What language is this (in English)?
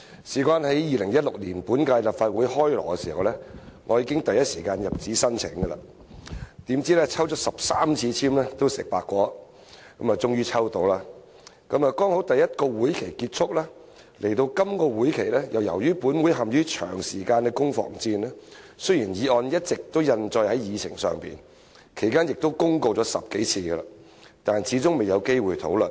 Cantonese